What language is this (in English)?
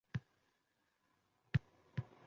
Uzbek